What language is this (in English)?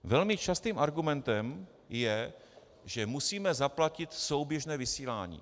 Czech